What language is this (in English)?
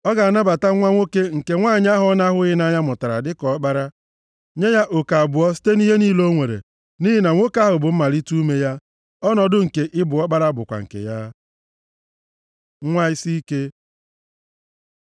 Igbo